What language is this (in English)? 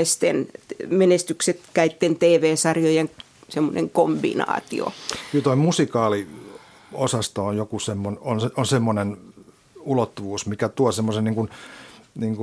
Finnish